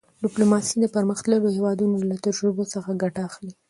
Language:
Pashto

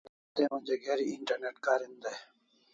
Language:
Kalasha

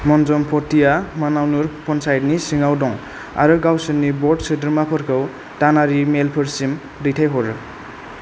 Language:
Bodo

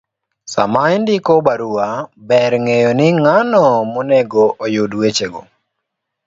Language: Luo (Kenya and Tanzania)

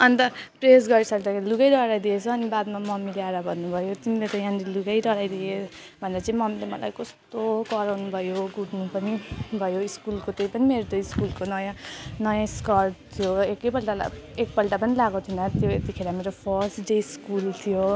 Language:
Nepali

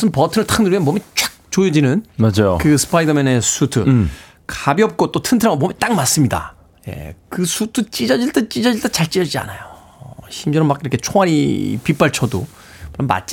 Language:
Korean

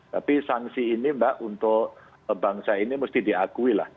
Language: Indonesian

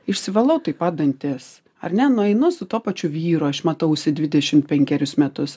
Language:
Lithuanian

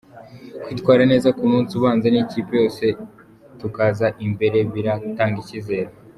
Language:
Kinyarwanda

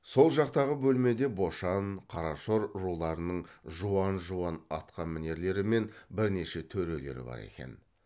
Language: Kazakh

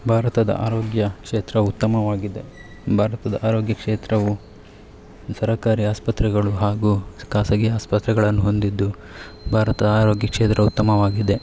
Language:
Kannada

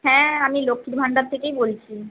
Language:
Bangla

